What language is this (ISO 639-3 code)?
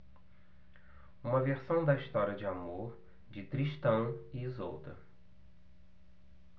por